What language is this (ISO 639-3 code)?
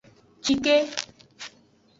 ajg